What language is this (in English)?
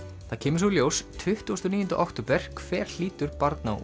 Icelandic